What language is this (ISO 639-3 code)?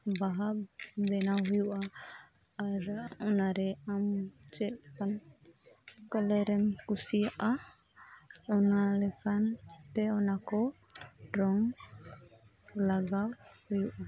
sat